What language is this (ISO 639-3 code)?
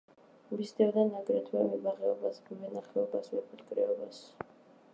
kat